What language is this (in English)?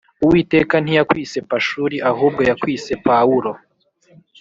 Kinyarwanda